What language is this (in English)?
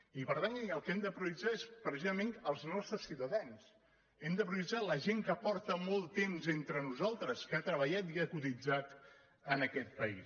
Catalan